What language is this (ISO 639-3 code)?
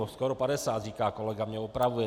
ces